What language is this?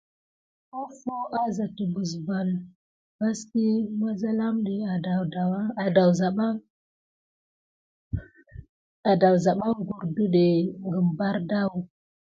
Gidar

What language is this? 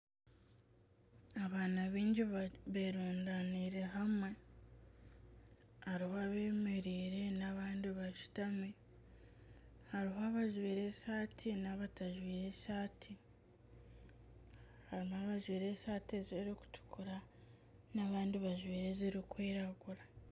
Nyankole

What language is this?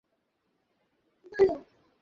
Bangla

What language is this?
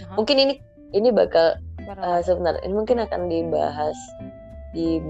Indonesian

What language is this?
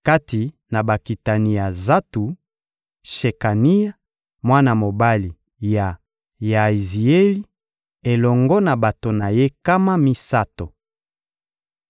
Lingala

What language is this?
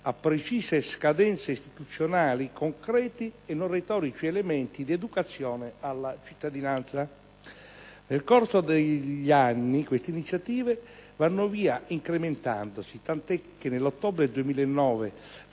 Italian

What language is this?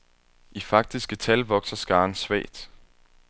Danish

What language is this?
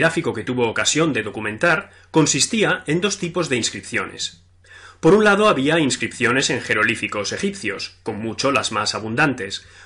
Spanish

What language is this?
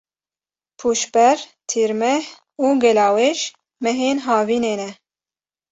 Kurdish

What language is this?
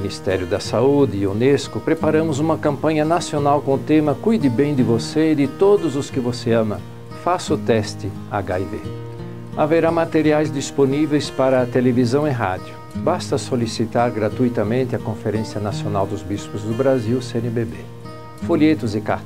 Portuguese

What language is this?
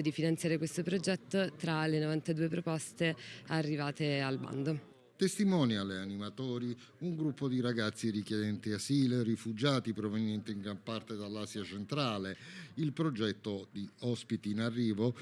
Italian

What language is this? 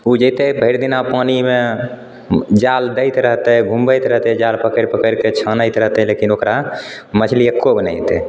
Maithili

